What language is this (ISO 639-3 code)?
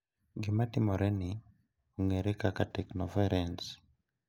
luo